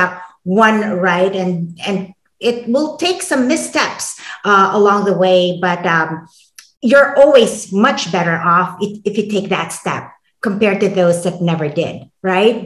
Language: English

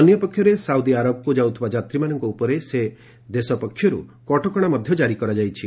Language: Odia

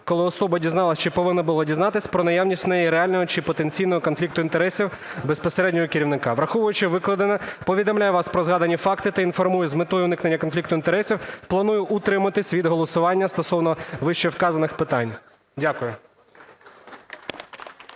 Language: Ukrainian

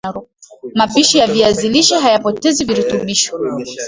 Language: Swahili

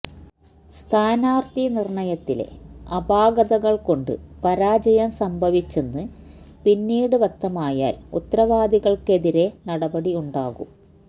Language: Malayalam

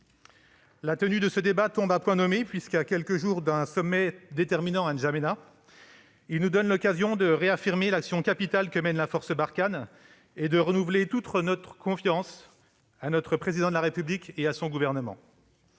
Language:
French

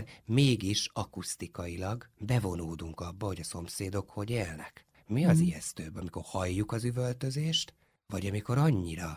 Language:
Hungarian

